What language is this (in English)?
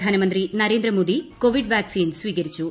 Malayalam